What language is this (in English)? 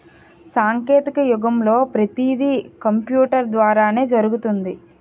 Telugu